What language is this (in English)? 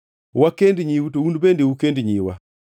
Luo (Kenya and Tanzania)